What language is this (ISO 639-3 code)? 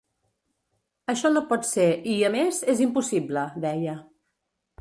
cat